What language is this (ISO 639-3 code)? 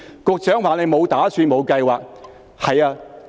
yue